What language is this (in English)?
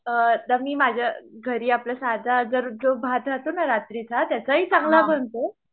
Marathi